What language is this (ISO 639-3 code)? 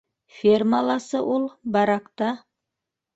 bak